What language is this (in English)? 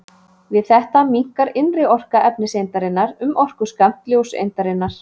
Icelandic